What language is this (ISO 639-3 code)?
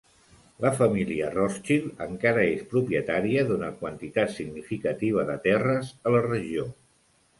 cat